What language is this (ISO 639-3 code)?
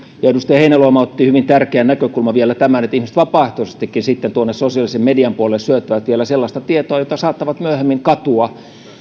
fin